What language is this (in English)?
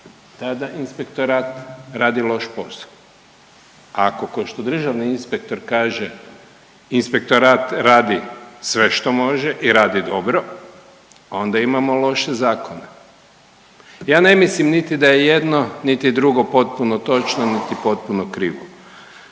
Croatian